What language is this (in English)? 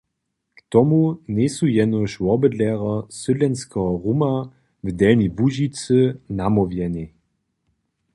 Upper Sorbian